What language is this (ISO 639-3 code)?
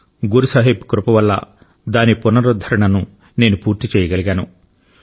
tel